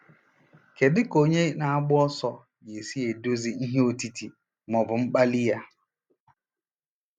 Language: Igbo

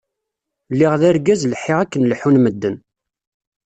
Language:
Kabyle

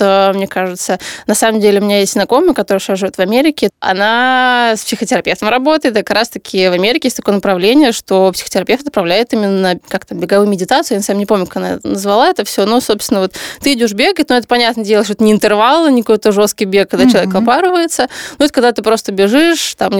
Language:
Russian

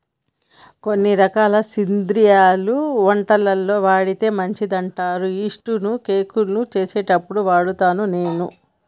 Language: Telugu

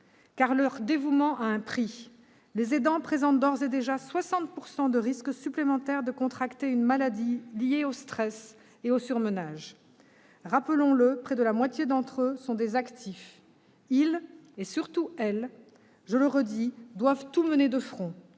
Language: French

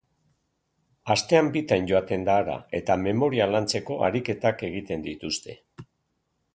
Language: Basque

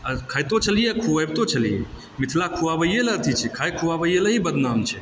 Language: Maithili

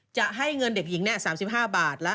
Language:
Thai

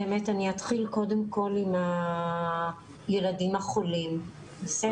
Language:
Hebrew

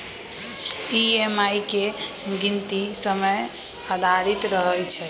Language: Magahi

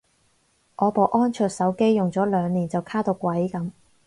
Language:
Cantonese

